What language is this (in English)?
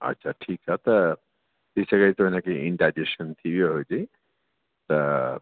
Sindhi